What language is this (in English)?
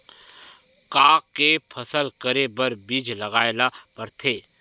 Chhattisgarhi